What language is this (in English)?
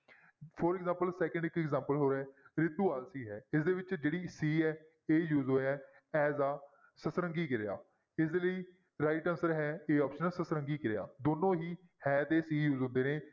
Punjabi